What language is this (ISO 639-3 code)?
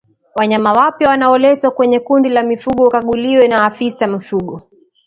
swa